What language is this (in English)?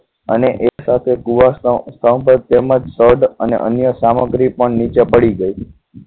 Gujarati